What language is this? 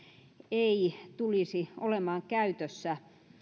Finnish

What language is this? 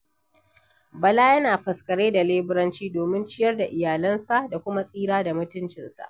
Hausa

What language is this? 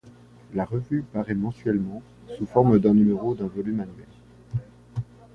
French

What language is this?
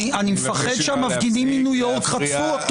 Hebrew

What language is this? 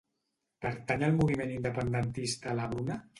Catalan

